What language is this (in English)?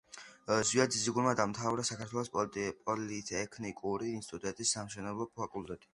Georgian